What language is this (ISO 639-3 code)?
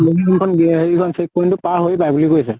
asm